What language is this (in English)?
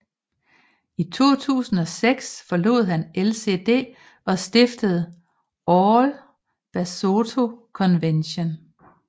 Danish